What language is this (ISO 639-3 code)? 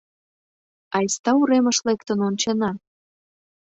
chm